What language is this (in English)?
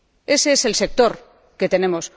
Spanish